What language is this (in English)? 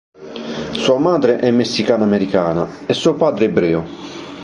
Italian